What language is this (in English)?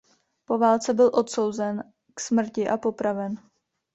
Czech